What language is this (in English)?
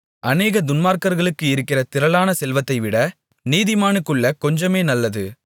Tamil